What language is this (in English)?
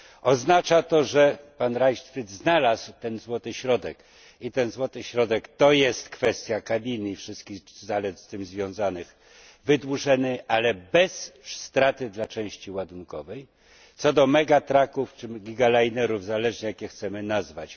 Polish